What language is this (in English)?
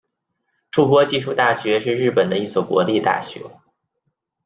Chinese